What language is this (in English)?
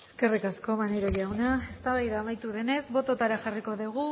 Basque